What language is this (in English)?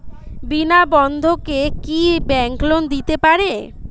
Bangla